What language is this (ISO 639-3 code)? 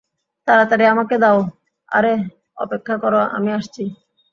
ben